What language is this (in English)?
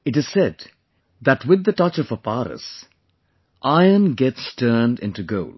English